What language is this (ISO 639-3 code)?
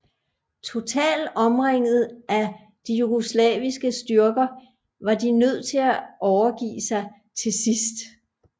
dan